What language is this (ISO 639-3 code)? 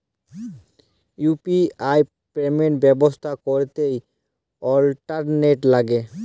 ben